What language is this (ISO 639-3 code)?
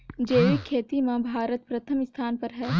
hne